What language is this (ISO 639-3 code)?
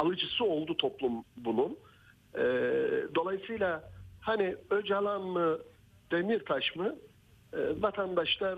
tur